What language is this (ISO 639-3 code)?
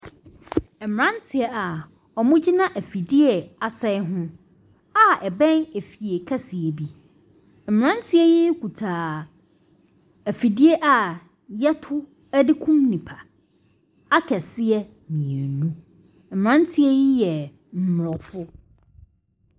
aka